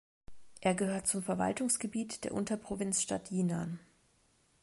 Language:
German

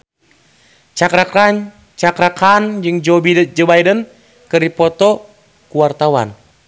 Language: Sundanese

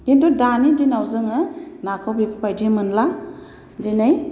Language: Bodo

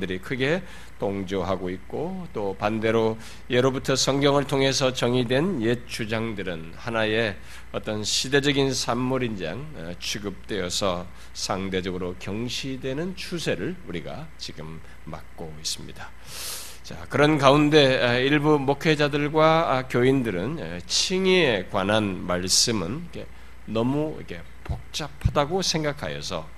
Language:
Korean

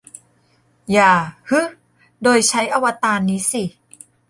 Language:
Thai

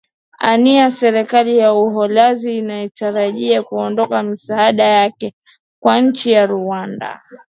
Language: Swahili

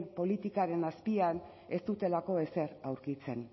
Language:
Basque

